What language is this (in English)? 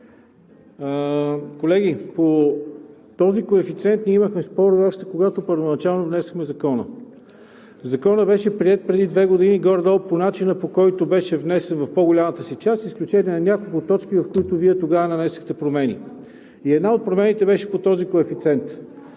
Bulgarian